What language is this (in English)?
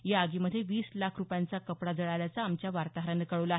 Marathi